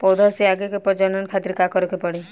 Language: Bhojpuri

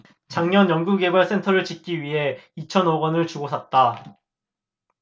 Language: Korean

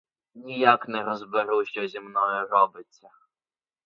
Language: Ukrainian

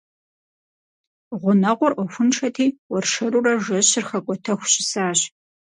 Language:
Kabardian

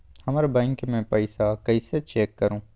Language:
Magahi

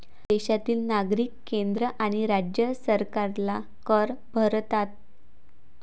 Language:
Marathi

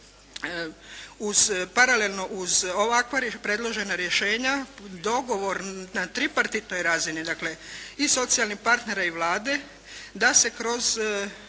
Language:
Croatian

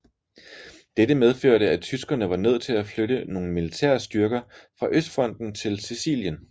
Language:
Danish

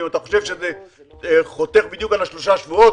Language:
Hebrew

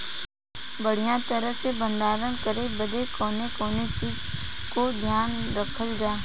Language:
Bhojpuri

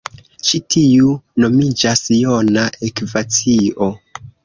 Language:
Esperanto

